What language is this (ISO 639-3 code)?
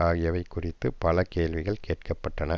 tam